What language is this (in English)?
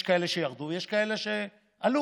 Hebrew